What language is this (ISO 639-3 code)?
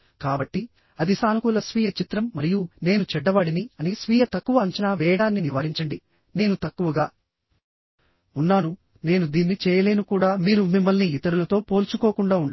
tel